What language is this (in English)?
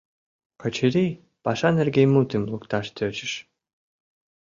Mari